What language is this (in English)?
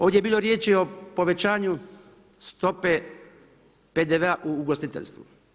Croatian